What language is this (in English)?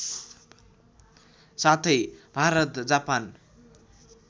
Nepali